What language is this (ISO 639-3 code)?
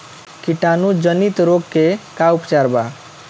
bho